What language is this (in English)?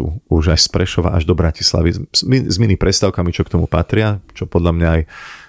Slovak